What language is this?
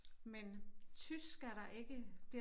Danish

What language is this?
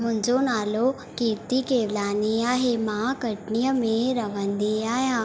Sindhi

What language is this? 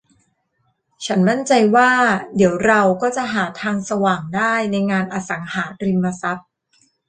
Thai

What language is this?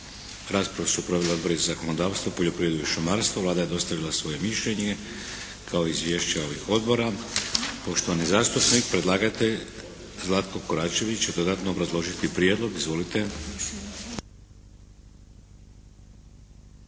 Croatian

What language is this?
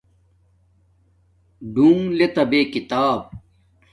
Domaaki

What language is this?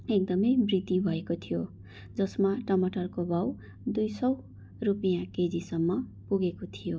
Nepali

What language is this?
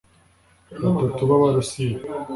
Kinyarwanda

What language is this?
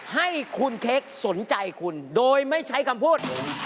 Thai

